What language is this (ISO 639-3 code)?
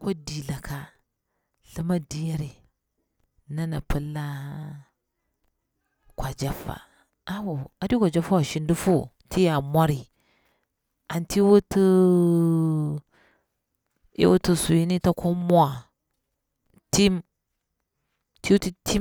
bwr